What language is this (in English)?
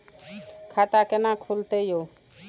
Maithili